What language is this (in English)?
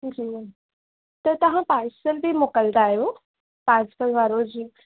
Sindhi